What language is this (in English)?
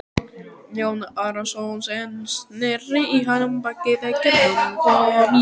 Icelandic